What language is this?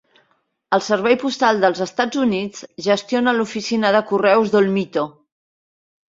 Catalan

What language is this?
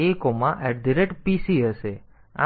Gujarati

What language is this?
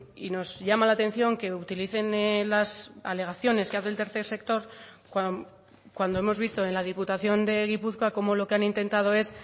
Spanish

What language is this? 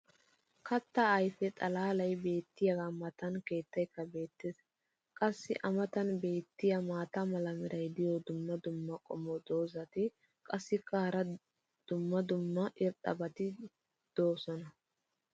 Wolaytta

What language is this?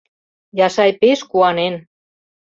Mari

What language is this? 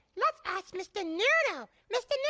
English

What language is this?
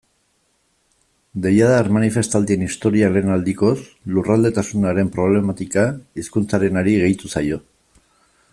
Basque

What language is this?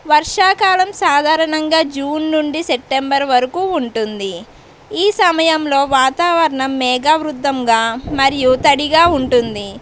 Telugu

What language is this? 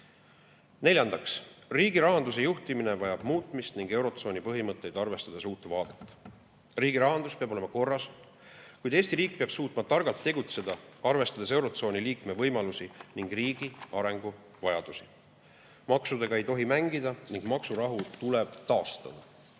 Estonian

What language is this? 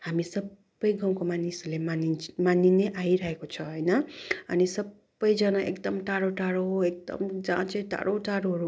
Nepali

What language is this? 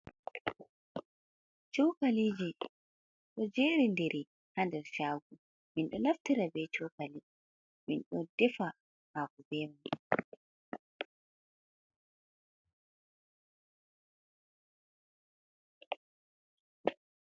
Fula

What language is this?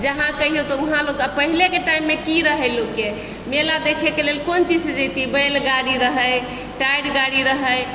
Maithili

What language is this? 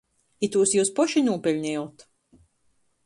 Latgalian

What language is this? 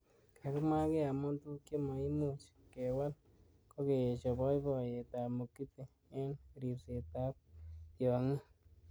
Kalenjin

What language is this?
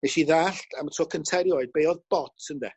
Welsh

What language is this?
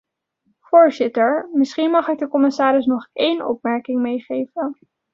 Dutch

